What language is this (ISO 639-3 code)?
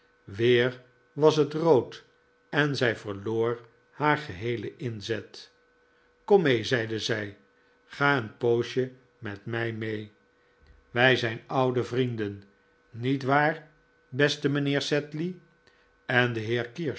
nld